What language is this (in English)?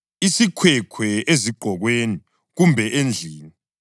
North Ndebele